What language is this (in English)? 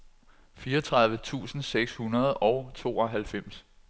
Danish